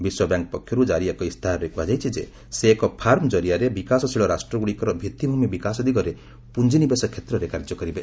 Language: Odia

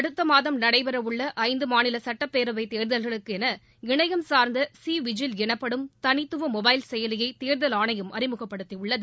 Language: Tamil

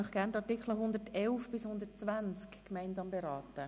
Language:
Swiss German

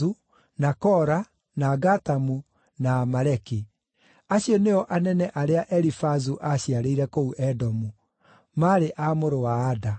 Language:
Kikuyu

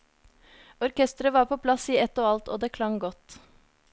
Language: Norwegian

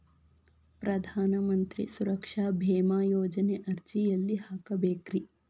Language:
Kannada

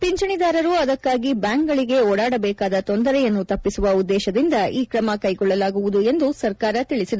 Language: Kannada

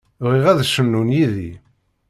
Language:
Kabyle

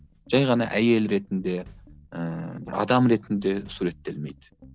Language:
Kazakh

